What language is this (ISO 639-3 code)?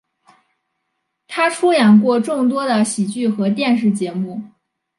zho